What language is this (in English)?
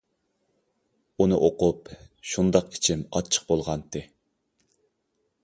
Uyghur